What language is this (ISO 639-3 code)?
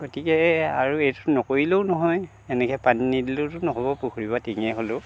asm